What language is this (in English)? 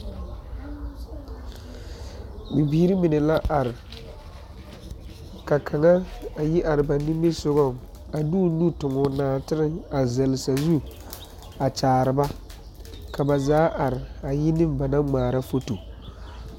Southern Dagaare